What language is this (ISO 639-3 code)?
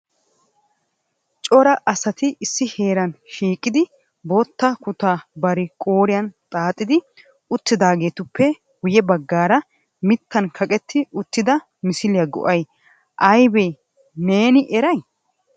wal